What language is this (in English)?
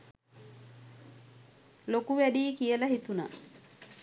Sinhala